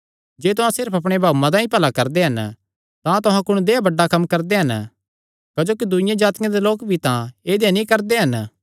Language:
Kangri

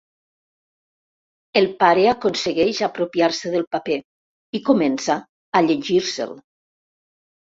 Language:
Catalan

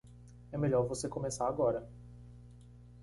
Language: Portuguese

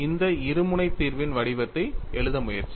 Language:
Tamil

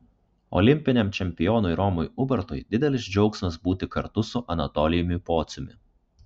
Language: Lithuanian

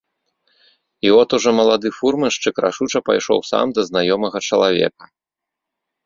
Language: Belarusian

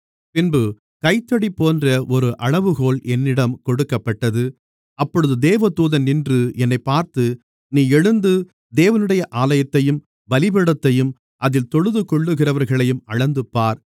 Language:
Tamil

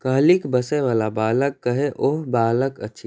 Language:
Maithili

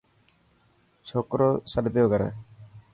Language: Dhatki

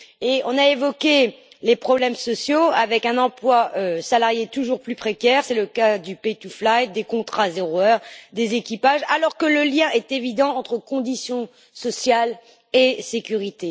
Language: French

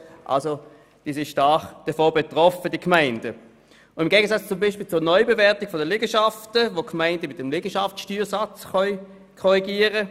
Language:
Swiss German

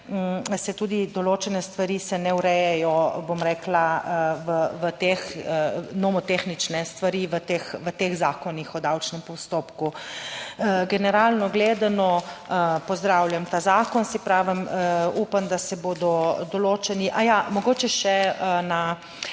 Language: Slovenian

